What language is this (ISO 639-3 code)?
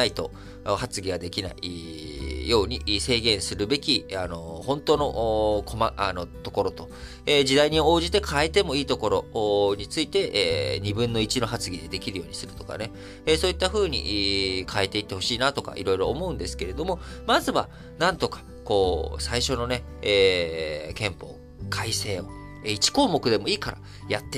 jpn